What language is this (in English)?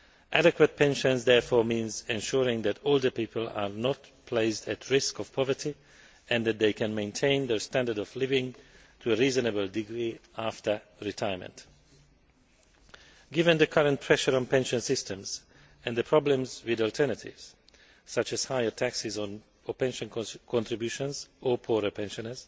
English